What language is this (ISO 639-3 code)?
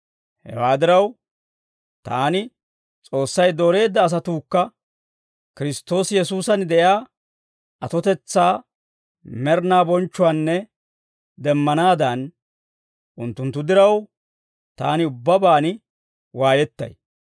dwr